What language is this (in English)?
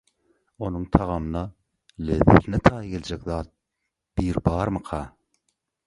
Turkmen